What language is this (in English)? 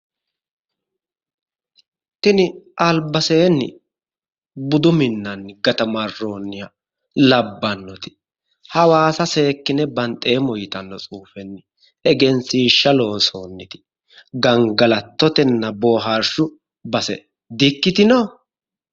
Sidamo